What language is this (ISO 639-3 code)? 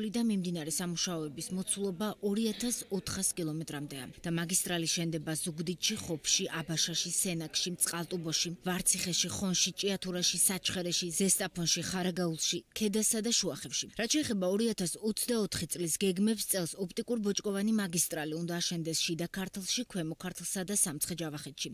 lav